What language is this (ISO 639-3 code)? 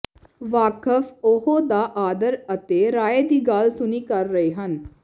pan